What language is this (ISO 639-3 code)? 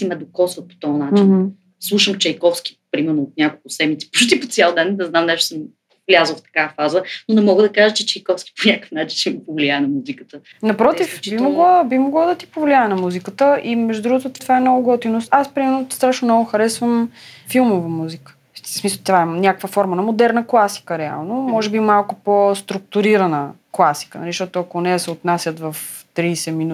bul